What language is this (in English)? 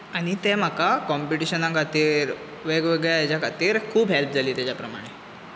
Konkani